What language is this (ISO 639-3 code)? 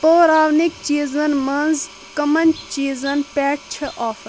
kas